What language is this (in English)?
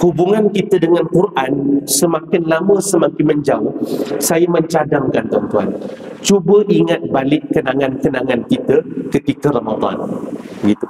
Malay